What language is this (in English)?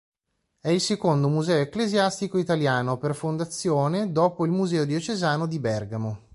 Italian